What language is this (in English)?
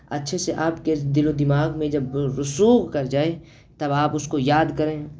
Urdu